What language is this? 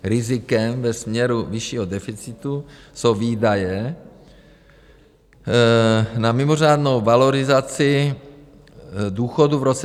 Czech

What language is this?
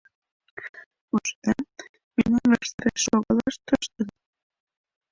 Mari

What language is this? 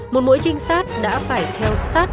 Vietnamese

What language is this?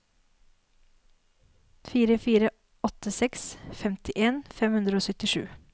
Norwegian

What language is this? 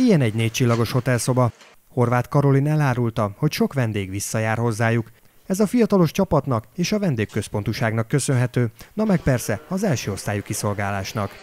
Hungarian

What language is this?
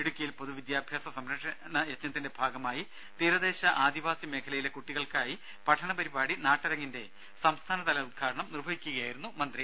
Malayalam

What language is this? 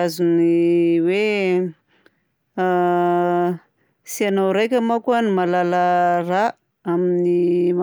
Southern Betsimisaraka Malagasy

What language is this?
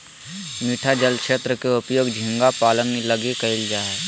Magahi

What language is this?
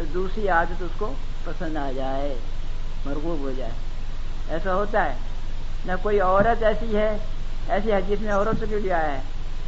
Urdu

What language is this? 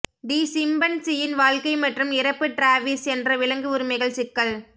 Tamil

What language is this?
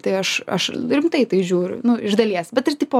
Lithuanian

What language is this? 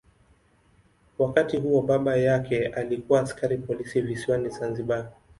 Swahili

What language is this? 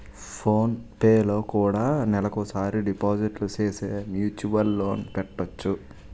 Telugu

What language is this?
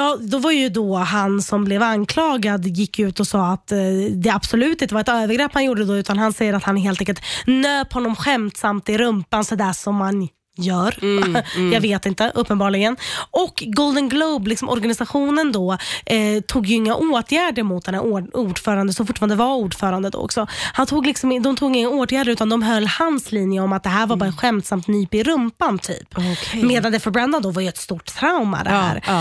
Swedish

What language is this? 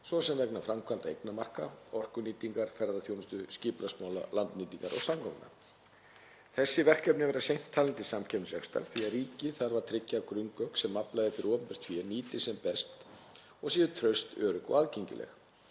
Icelandic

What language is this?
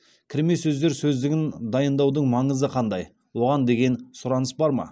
Kazakh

